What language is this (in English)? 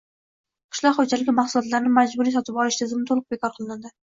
Uzbek